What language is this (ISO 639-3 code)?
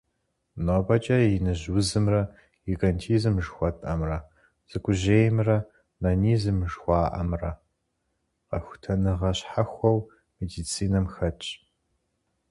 kbd